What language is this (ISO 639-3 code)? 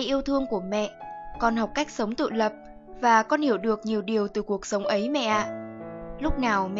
vie